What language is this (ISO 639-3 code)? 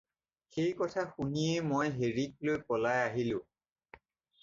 asm